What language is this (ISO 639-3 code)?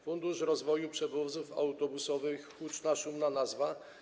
pol